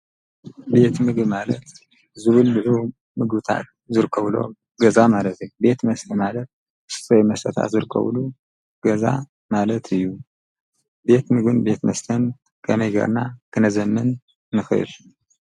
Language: Tigrinya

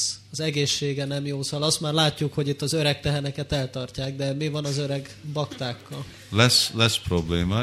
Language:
Hungarian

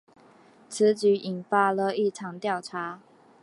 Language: Chinese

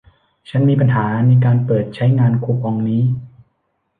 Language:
Thai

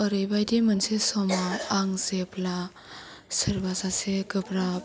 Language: Bodo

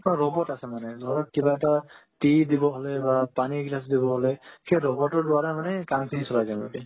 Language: Assamese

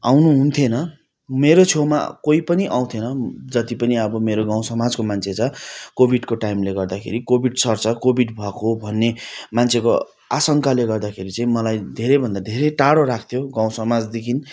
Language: Nepali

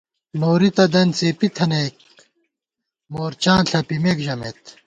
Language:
Gawar-Bati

